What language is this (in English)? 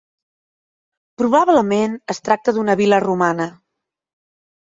Catalan